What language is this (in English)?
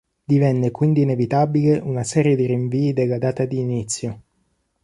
Italian